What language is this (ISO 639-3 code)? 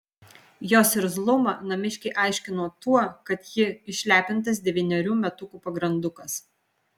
lit